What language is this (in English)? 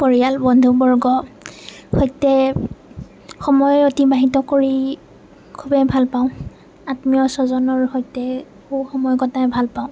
Assamese